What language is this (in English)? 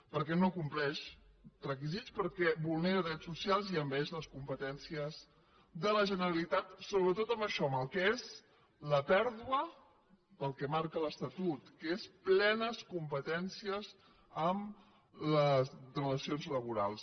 Catalan